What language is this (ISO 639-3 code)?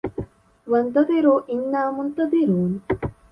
ara